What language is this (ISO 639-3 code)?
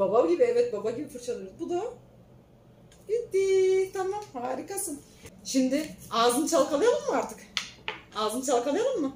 tur